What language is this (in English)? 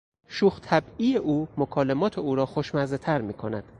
Persian